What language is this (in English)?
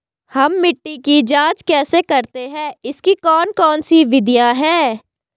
Hindi